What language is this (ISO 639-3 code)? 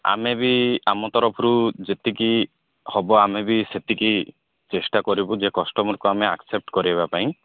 ori